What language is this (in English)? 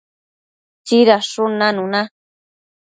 Matsés